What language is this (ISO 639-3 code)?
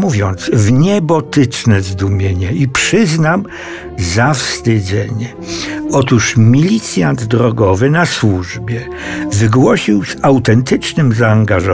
pol